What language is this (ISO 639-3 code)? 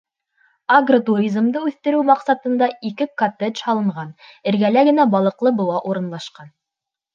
bak